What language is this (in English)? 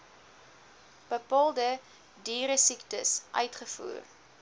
Afrikaans